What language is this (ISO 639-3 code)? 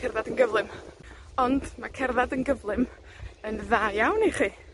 cym